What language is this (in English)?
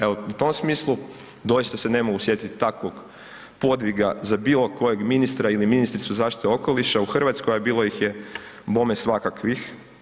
Croatian